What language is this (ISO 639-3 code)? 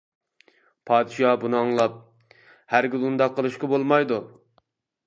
uig